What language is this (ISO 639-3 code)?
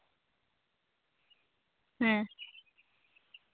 sat